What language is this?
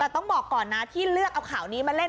Thai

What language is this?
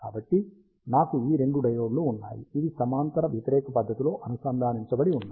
Telugu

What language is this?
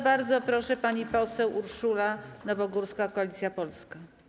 Polish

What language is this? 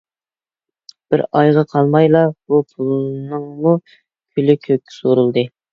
Uyghur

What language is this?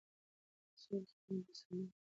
Pashto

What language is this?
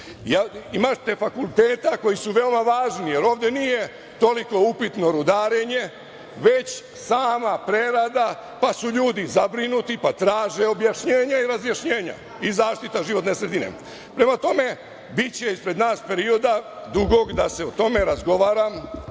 Serbian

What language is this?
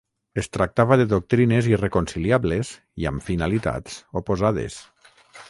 Catalan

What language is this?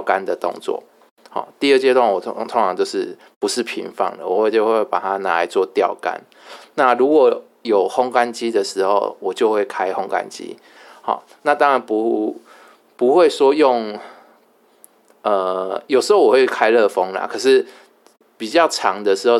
Chinese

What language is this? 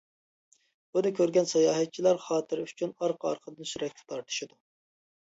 Uyghur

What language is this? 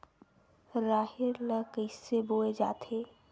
Chhattisgarhi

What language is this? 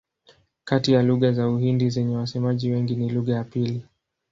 Swahili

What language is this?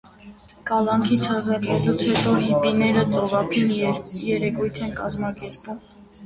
Armenian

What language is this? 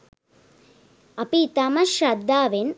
Sinhala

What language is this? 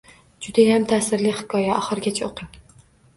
Uzbek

